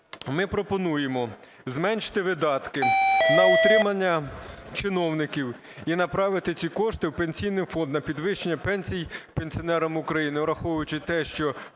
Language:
Ukrainian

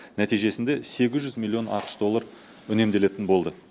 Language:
Kazakh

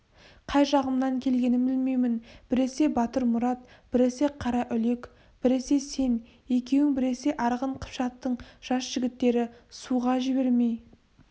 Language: Kazakh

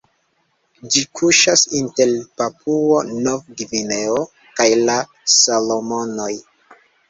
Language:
Esperanto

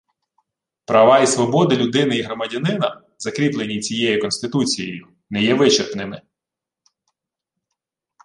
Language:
Ukrainian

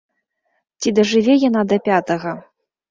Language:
Belarusian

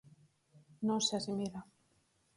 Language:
Galician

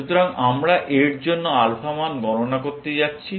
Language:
Bangla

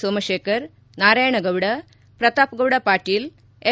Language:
Kannada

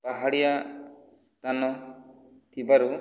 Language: Odia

